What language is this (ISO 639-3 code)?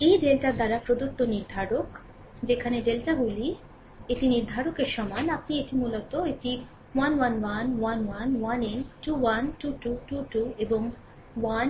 ben